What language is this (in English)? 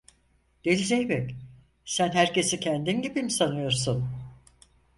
Turkish